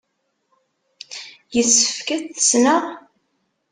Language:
Kabyle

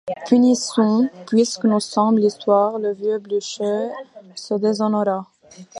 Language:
French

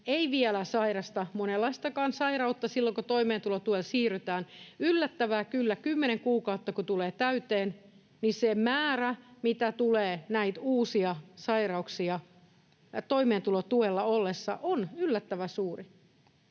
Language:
Finnish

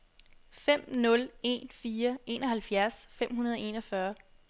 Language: Danish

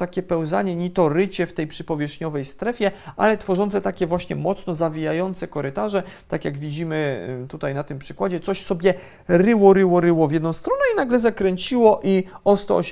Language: Polish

